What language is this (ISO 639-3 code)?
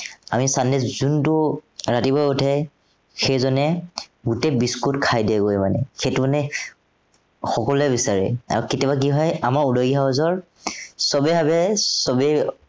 asm